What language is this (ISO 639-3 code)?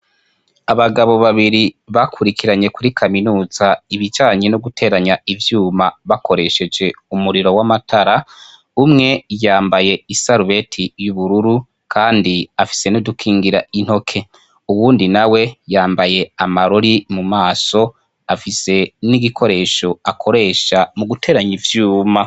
run